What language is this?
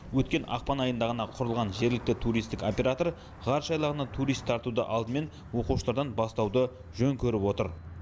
Kazakh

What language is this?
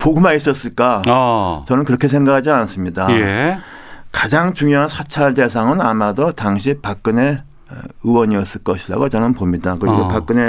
Korean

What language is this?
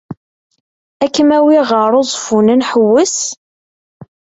Kabyle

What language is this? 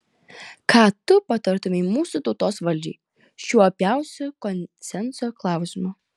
Lithuanian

